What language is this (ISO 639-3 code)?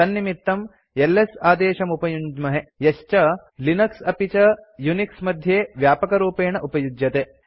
san